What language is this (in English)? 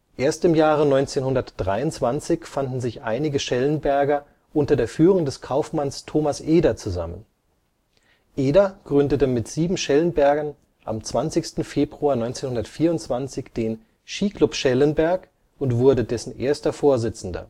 German